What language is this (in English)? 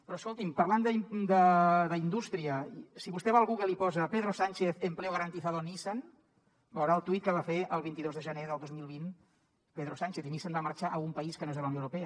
Catalan